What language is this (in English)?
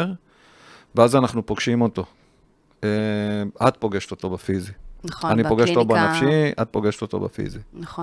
Hebrew